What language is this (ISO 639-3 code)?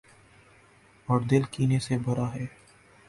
urd